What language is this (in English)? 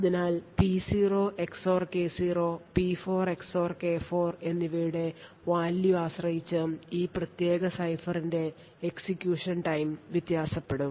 Malayalam